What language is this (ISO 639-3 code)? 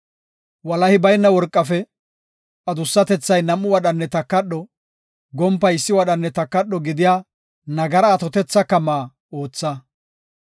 gof